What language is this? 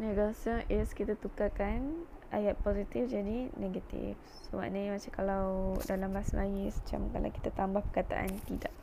Malay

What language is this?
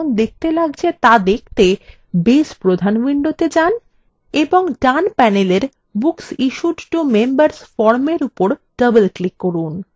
Bangla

